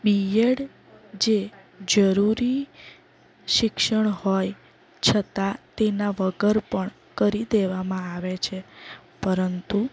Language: Gujarati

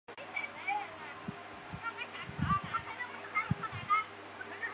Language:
Chinese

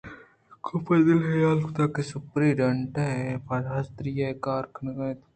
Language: Eastern Balochi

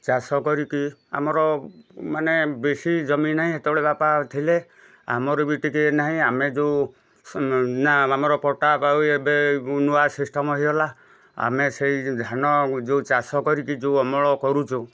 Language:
Odia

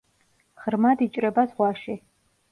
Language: Georgian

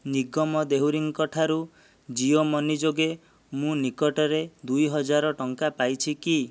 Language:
Odia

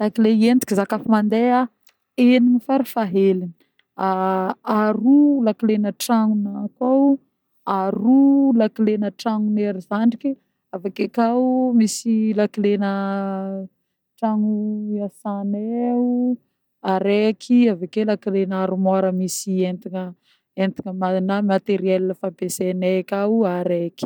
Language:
Northern Betsimisaraka Malagasy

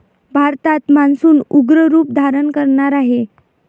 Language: Marathi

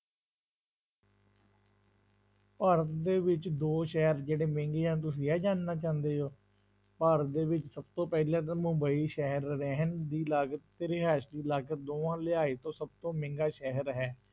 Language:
Punjabi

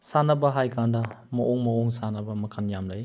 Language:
Manipuri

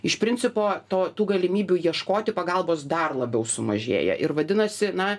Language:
Lithuanian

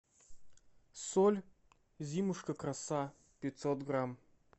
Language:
Russian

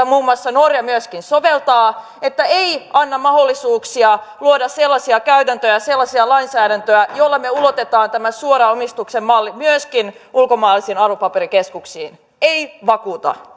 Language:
Finnish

